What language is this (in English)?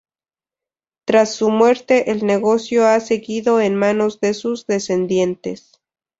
Spanish